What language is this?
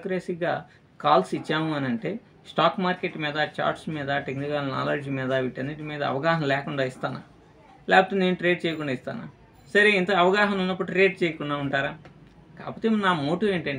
Telugu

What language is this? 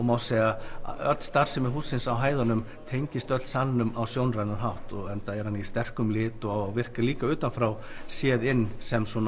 Icelandic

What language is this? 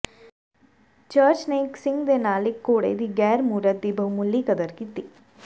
Punjabi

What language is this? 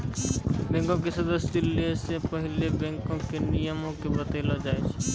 Maithili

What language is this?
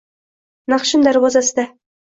Uzbek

